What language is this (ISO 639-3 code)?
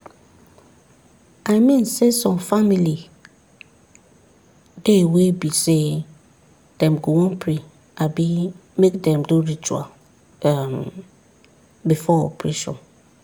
pcm